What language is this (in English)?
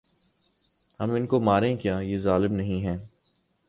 Urdu